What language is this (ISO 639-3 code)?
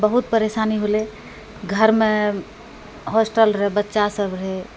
mai